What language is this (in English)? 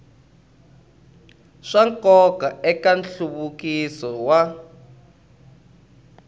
Tsonga